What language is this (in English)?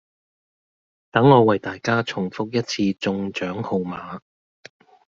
Cantonese